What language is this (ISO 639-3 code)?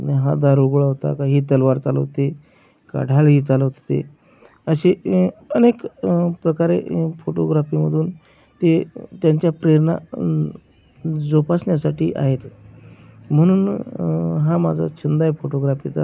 mar